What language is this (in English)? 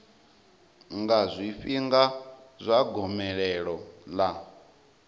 Venda